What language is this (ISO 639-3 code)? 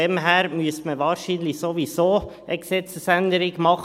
gsw